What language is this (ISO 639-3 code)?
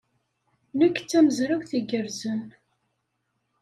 kab